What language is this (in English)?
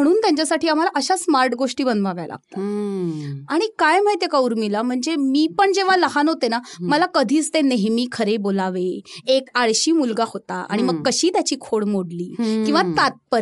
Marathi